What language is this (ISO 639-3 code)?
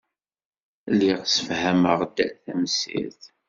kab